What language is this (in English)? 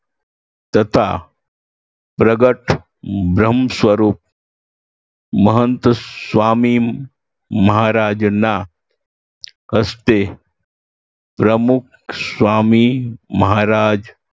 Gujarati